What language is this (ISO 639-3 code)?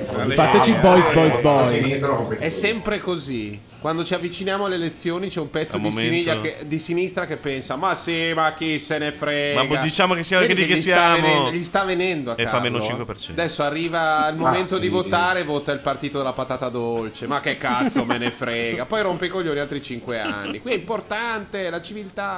ita